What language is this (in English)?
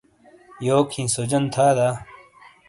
Shina